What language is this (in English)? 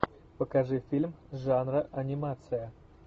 Russian